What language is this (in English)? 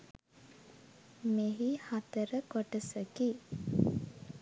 Sinhala